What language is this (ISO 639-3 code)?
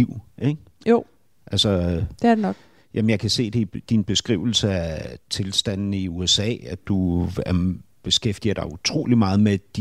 dan